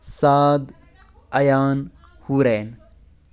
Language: Kashmiri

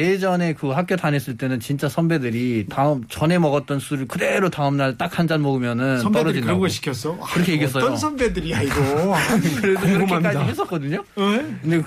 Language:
Korean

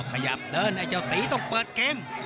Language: Thai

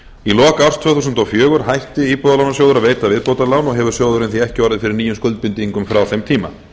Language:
Icelandic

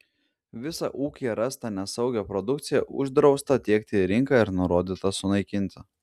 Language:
Lithuanian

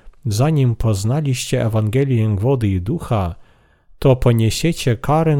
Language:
Polish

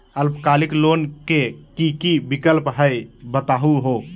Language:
Magahi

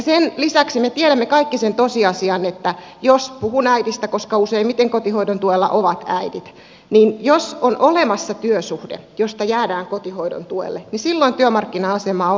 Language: Finnish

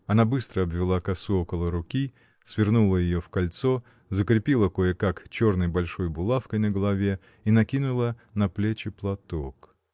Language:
Russian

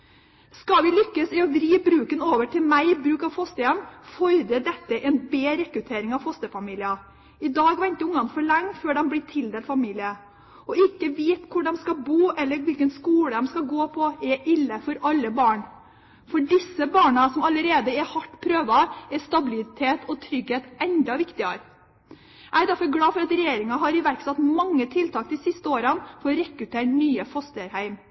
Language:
Norwegian Bokmål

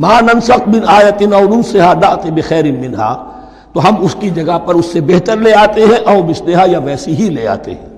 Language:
Urdu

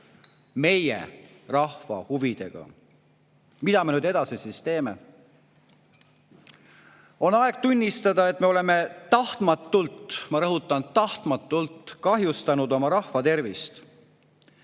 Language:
Estonian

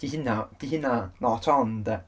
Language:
Welsh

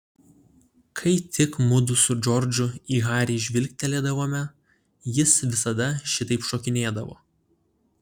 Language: Lithuanian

